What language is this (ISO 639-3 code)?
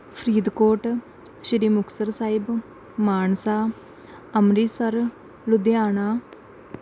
pan